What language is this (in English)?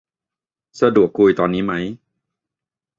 Thai